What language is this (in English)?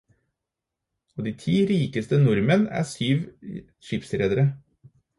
Norwegian Bokmål